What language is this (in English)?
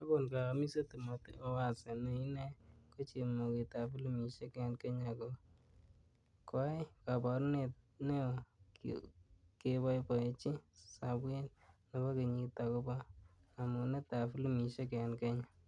Kalenjin